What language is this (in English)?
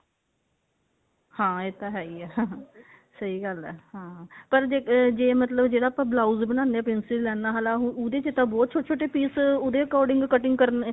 Punjabi